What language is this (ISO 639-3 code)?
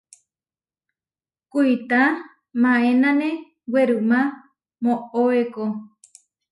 var